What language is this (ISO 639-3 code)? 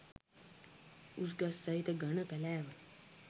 sin